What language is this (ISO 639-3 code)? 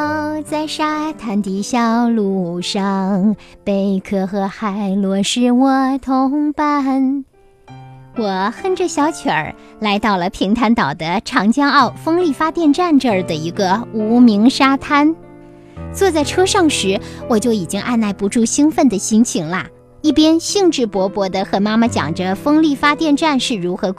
zho